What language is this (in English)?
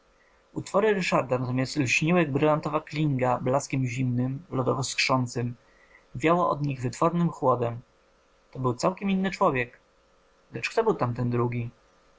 Polish